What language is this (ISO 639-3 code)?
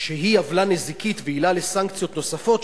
heb